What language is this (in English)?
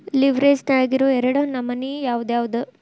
Kannada